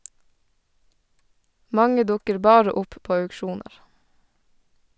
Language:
Norwegian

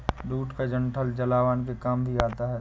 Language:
Hindi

